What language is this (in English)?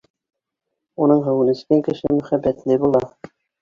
Bashkir